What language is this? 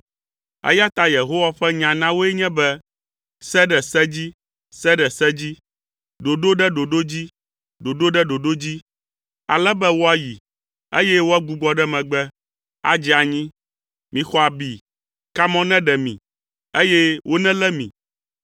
Ewe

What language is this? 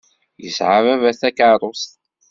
Kabyle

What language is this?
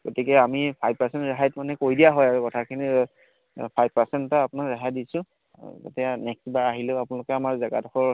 Assamese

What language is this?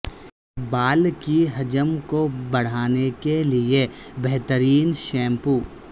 Urdu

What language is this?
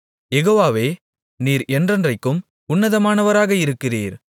Tamil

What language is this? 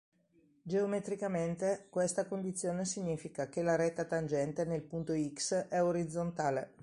Italian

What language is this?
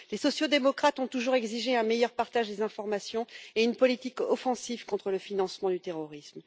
French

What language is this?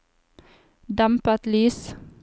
Norwegian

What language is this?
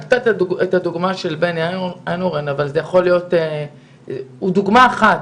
Hebrew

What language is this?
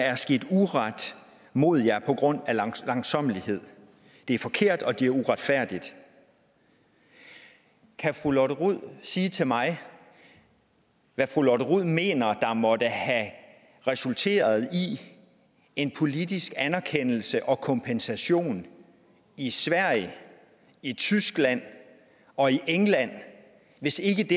Danish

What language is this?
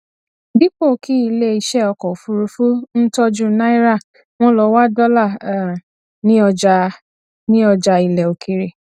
Yoruba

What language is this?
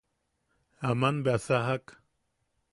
Yaqui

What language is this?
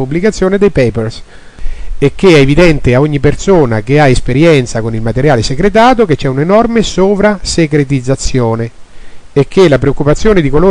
Italian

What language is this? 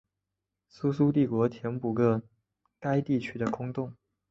Chinese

